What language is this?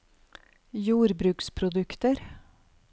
Norwegian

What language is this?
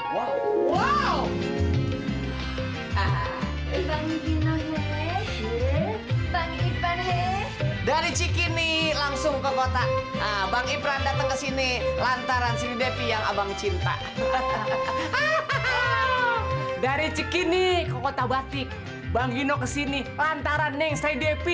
Indonesian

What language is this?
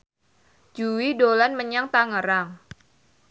Javanese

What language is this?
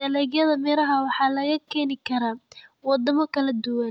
Somali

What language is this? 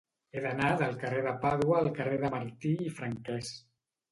Catalan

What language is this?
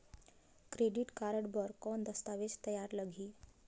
Chhattisgarhi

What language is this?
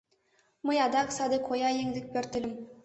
Mari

